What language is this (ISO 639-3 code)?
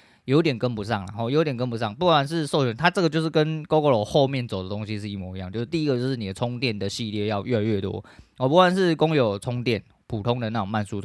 zho